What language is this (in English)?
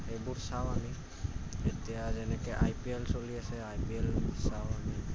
Assamese